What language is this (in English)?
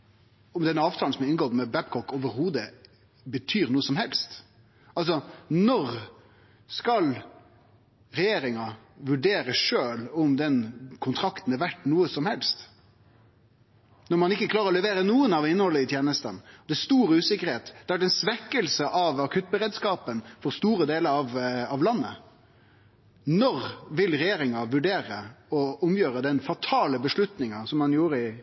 Norwegian Nynorsk